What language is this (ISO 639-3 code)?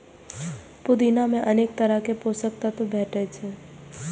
mai